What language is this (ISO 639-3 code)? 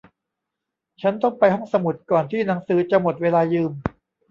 tha